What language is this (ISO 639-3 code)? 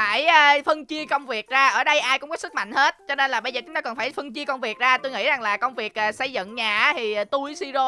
vie